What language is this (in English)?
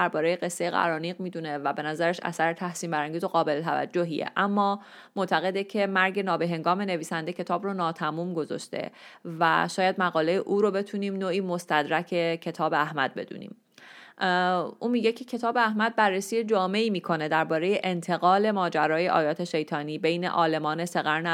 Persian